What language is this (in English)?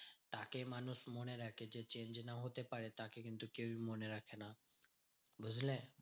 Bangla